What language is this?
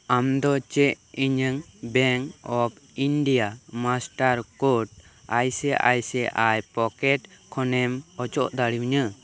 Santali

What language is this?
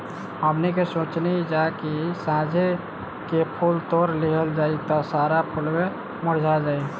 Bhojpuri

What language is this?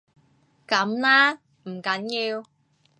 Cantonese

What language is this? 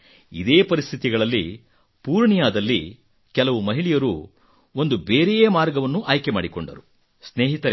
Kannada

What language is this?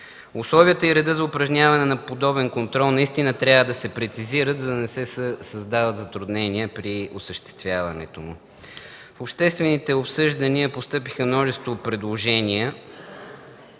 Bulgarian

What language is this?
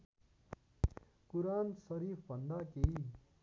Nepali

